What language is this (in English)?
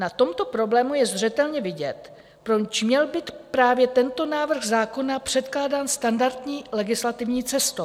Czech